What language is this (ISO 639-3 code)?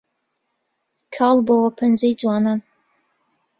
ckb